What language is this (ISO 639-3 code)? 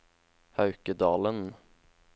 nor